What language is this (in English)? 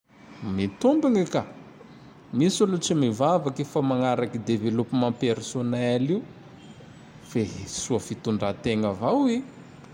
Tandroy-Mahafaly Malagasy